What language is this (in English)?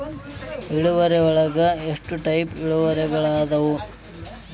Kannada